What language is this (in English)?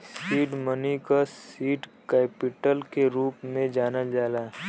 Bhojpuri